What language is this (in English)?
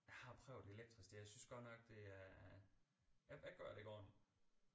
Danish